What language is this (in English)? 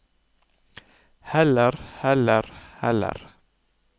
Norwegian